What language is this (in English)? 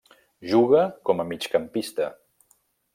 Catalan